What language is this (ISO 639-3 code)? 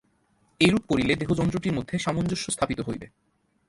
ben